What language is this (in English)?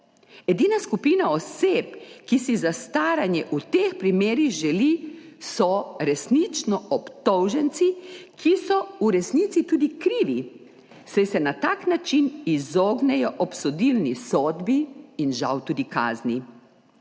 Slovenian